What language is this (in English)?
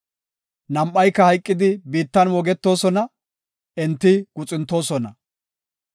Gofa